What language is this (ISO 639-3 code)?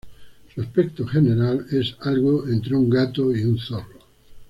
spa